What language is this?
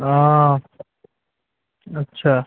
Bangla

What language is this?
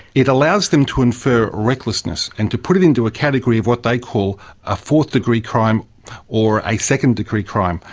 English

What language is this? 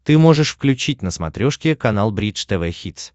Russian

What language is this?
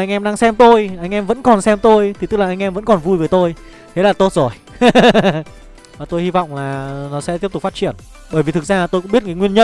Vietnamese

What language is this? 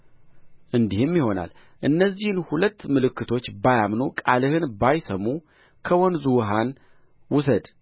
Amharic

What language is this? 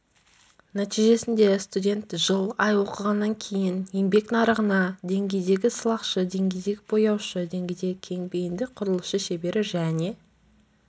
Kazakh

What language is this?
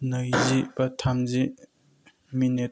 Bodo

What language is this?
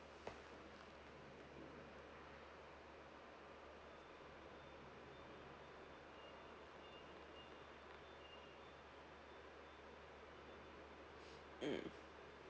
English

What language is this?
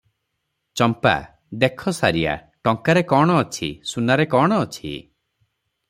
Odia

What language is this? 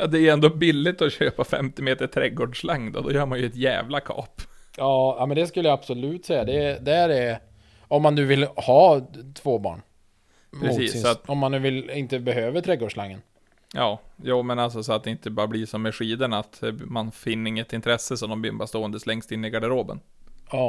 Swedish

